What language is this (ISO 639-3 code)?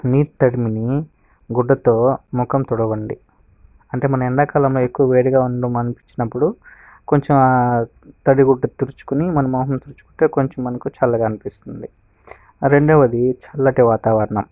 tel